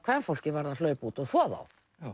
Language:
Icelandic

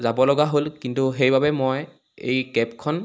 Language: Assamese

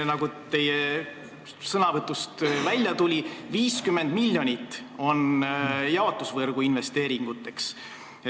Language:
Estonian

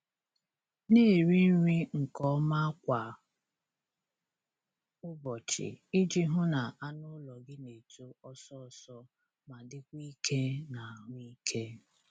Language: Igbo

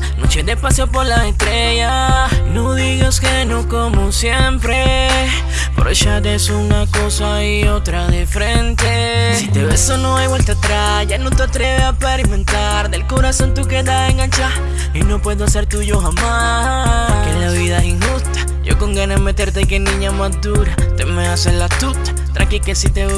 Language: Spanish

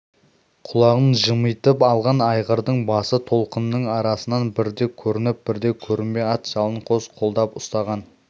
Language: Kazakh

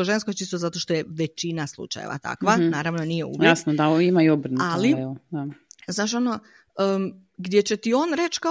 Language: Croatian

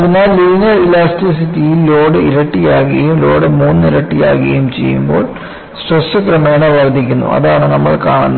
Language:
Malayalam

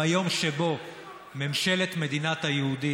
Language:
Hebrew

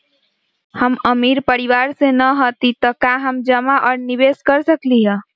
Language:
Magahi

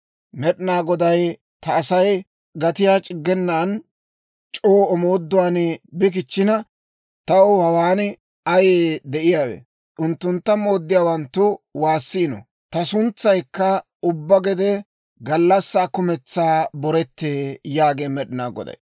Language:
Dawro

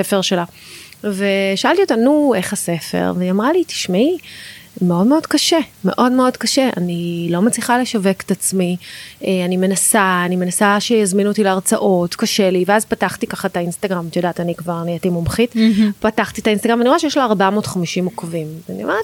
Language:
Hebrew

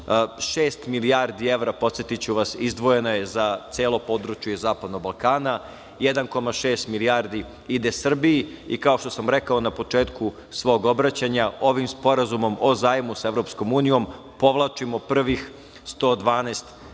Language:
Serbian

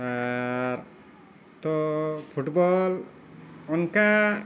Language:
Santali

